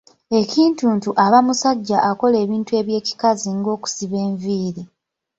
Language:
Ganda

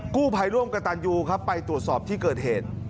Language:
Thai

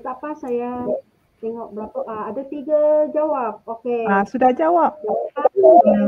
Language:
Malay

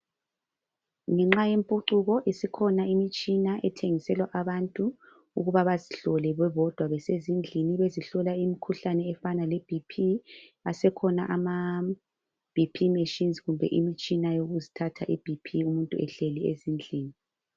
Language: North Ndebele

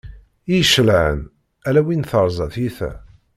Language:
Kabyle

